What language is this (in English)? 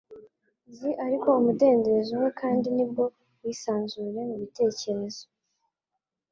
Kinyarwanda